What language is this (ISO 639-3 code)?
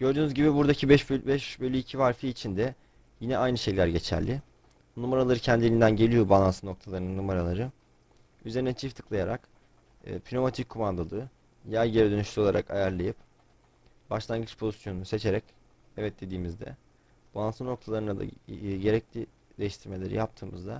tur